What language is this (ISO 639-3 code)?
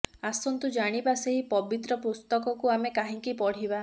ori